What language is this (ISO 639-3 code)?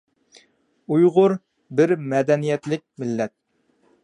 uig